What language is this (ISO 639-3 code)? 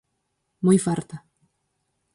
glg